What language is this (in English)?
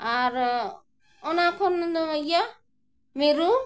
Santali